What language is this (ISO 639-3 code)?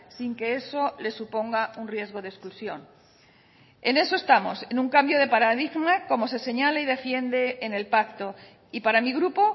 spa